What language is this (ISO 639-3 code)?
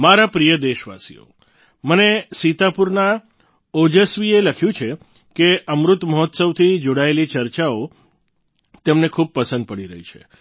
guj